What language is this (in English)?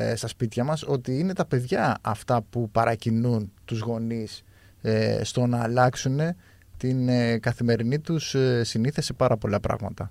Greek